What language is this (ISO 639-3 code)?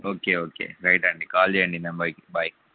tel